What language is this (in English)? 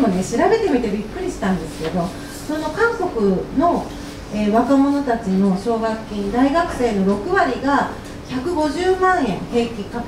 Japanese